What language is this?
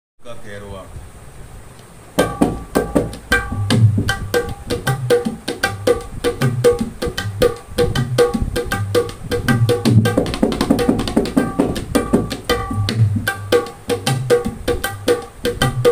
Indonesian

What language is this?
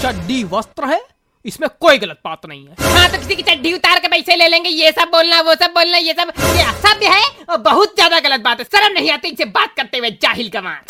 Hindi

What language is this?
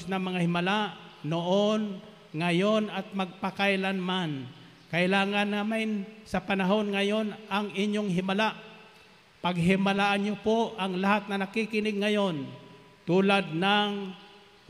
Filipino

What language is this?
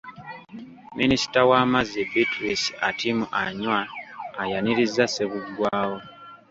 Ganda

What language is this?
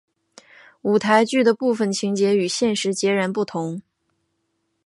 Chinese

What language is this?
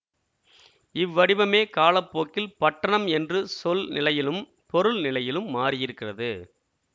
Tamil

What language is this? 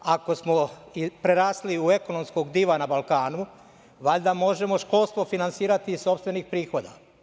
Serbian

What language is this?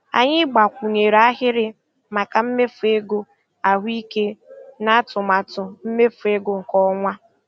Igbo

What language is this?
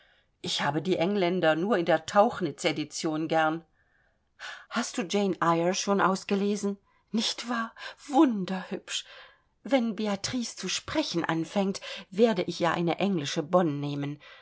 German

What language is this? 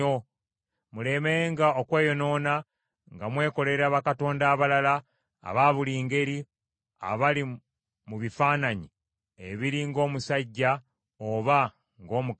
Ganda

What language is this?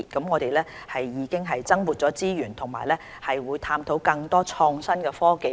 Cantonese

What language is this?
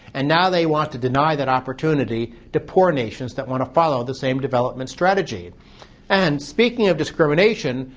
English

